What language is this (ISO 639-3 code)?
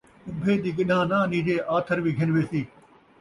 skr